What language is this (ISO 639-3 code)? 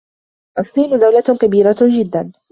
ara